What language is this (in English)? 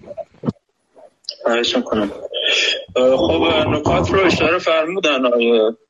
Persian